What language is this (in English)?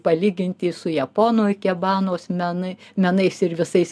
Lithuanian